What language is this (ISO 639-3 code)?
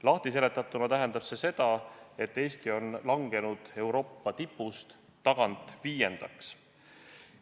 est